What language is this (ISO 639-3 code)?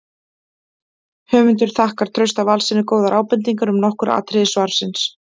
isl